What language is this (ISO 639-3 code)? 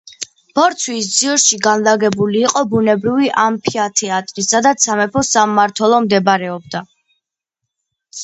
kat